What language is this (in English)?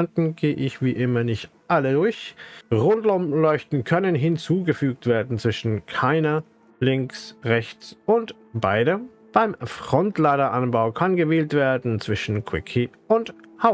German